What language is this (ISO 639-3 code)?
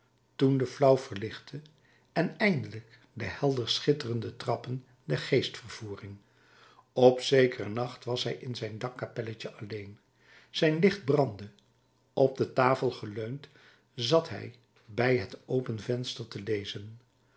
nld